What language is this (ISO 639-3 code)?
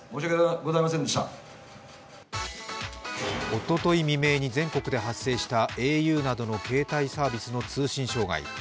jpn